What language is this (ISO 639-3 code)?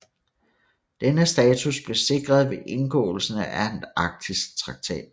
dan